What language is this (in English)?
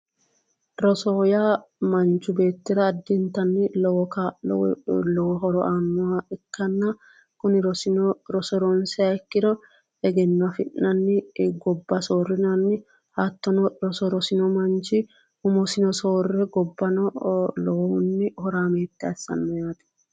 Sidamo